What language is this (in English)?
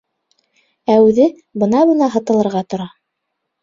Bashkir